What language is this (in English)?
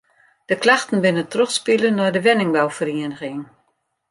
Western Frisian